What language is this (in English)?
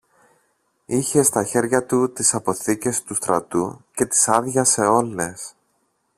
Greek